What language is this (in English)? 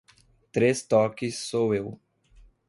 Portuguese